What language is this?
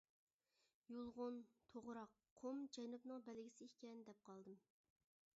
Uyghur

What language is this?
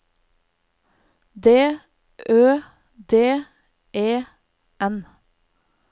Norwegian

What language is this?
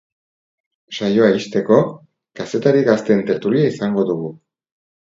Basque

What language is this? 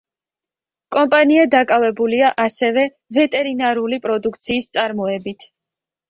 Georgian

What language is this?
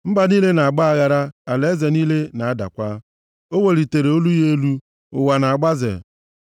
Igbo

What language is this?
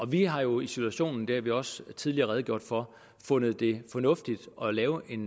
Danish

